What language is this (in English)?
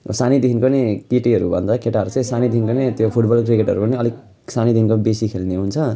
Nepali